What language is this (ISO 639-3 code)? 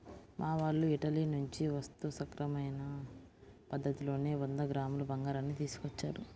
tel